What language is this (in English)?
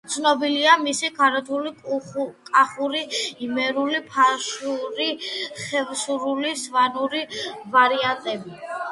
Georgian